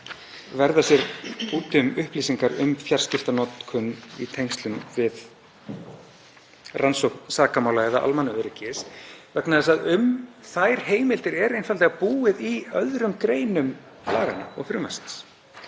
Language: Icelandic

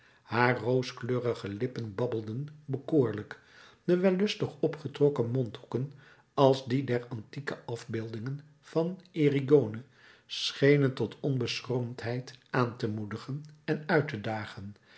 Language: Dutch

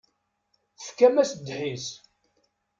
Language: Kabyle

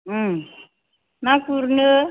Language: Bodo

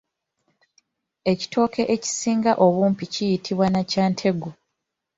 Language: Ganda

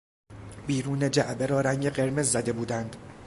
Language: Persian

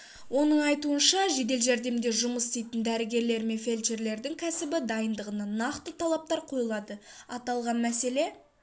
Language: Kazakh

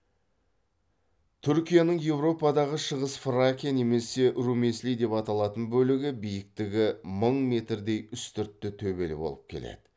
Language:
Kazakh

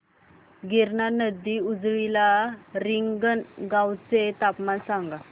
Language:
Marathi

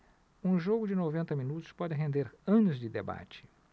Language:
Portuguese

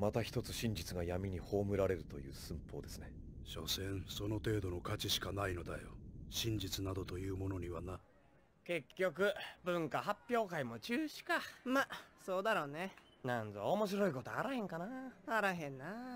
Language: Japanese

